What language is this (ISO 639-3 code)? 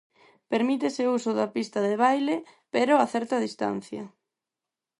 glg